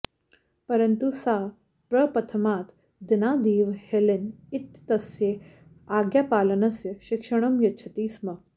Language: Sanskrit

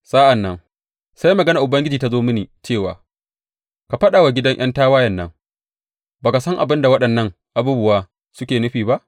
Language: Hausa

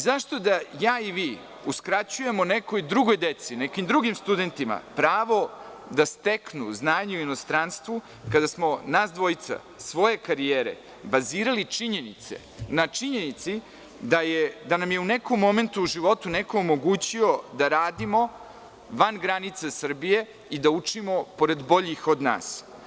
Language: Serbian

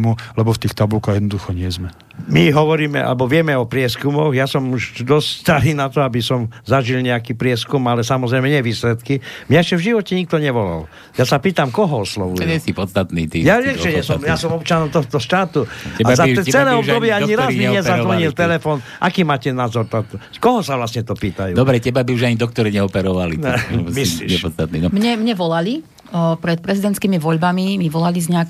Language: Slovak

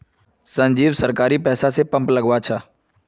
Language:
Magahi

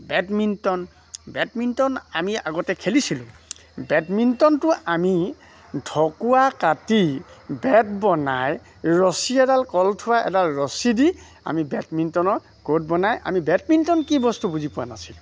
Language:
Assamese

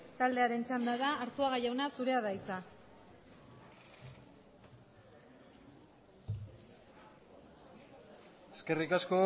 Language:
Basque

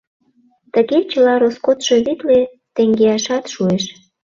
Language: Mari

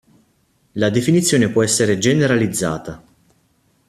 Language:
Italian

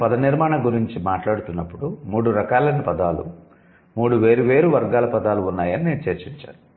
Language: Telugu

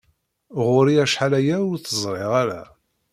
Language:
Kabyle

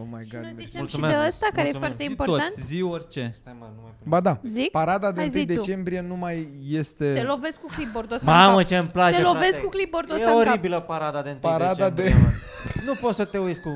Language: Romanian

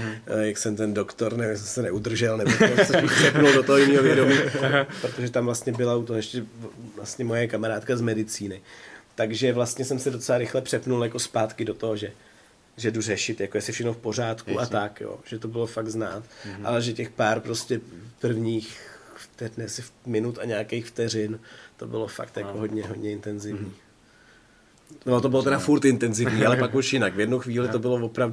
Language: Czech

